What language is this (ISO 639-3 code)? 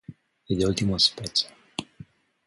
ron